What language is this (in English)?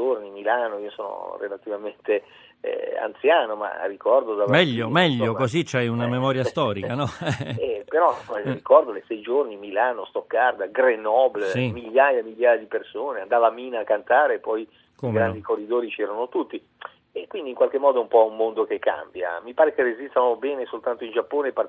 Italian